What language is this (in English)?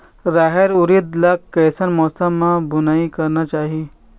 Chhattisgarhi